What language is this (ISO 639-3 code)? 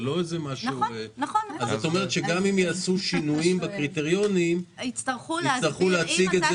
heb